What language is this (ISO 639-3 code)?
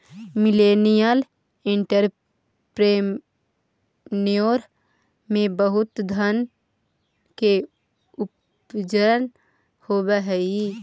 mag